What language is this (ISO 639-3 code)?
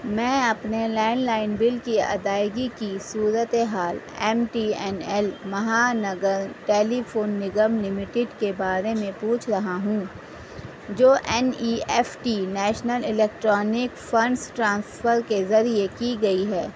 urd